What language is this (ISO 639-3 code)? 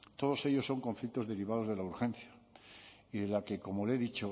spa